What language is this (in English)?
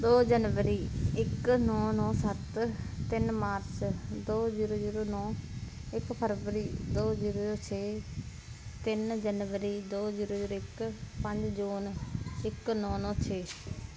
Punjabi